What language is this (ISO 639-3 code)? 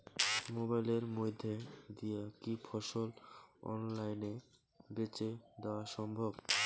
ben